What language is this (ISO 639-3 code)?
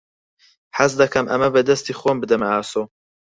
ckb